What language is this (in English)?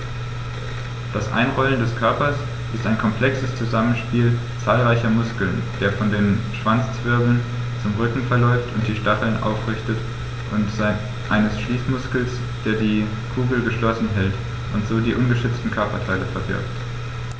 German